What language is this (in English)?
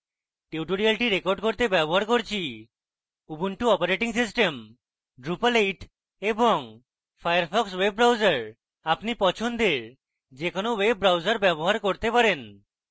Bangla